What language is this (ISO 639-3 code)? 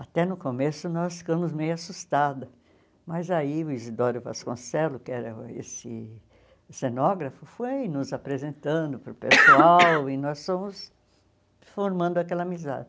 por